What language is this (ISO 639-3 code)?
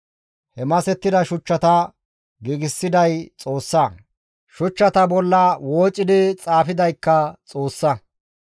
gmv